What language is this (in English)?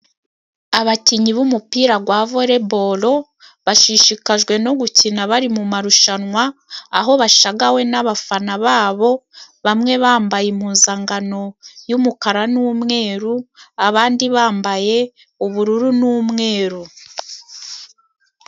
Kinyarwanda